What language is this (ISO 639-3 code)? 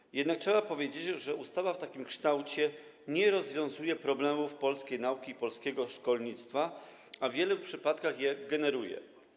pol